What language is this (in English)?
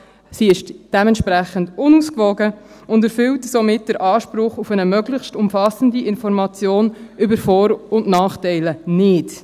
Swiss German